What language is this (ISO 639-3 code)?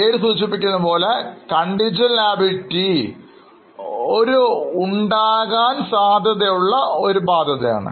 mal